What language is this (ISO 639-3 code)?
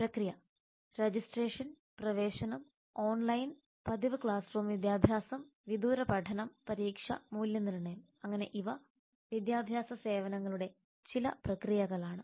mal